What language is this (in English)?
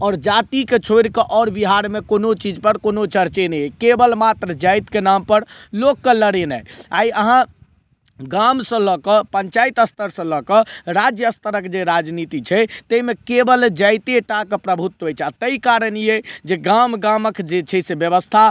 Maithili